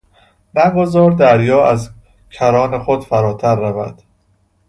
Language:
Persian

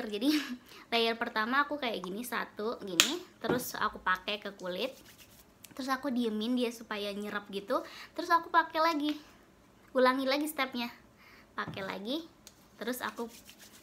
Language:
Indonesian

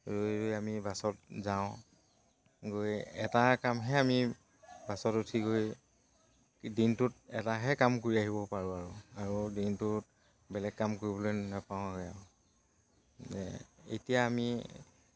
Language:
Assamese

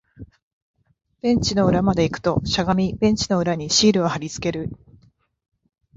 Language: Japanese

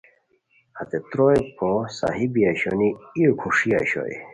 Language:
Khowar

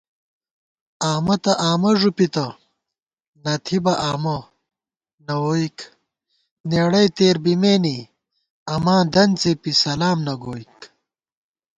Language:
Gawar-Bati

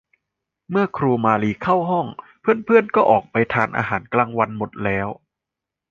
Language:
Thai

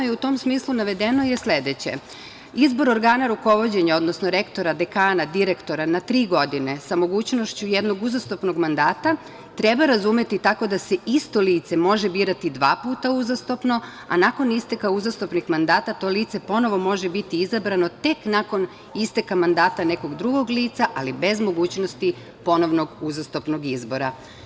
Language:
Serbian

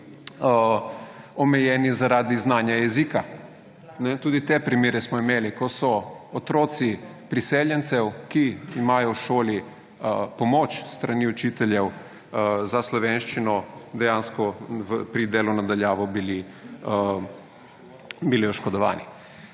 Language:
Slovenian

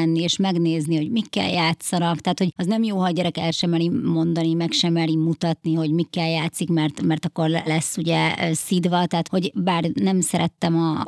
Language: Hungarian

